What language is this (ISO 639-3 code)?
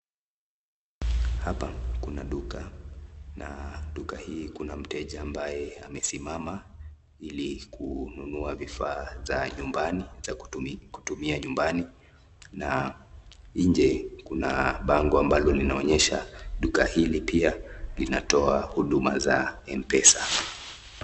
swa